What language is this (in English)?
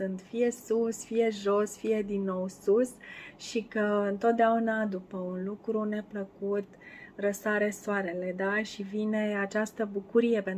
Romanian